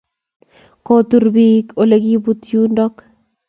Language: Kalenjin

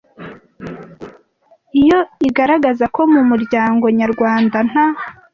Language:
Kinyarwanda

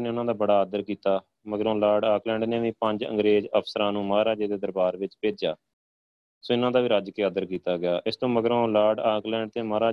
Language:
Punjabi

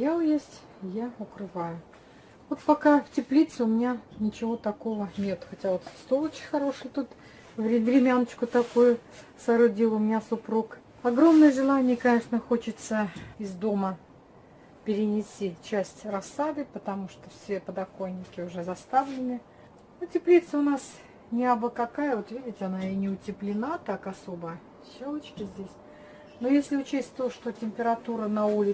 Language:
Russian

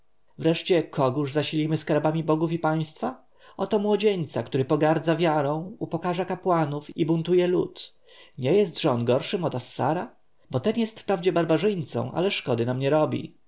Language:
Polish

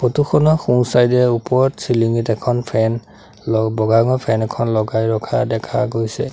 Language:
Assamese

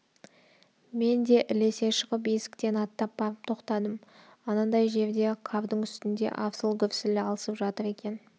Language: Kazakh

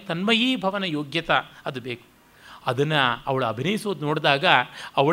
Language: Kannada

